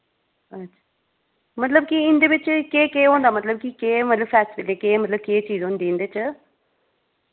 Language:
Dogri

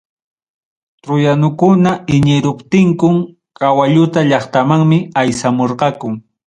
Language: Ayacucho Quechua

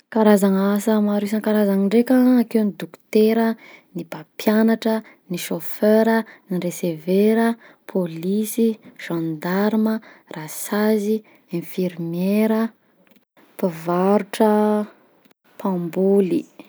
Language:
Southern Betsimisaraka Malagasy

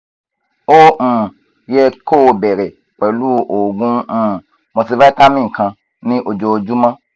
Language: Yoruba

